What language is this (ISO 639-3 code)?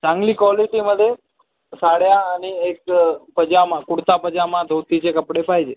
mar